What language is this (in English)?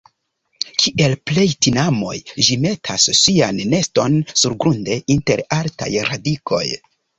Esperanto